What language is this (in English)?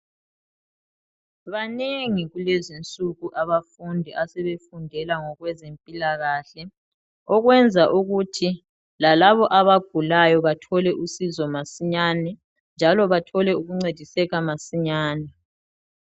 North Ndebele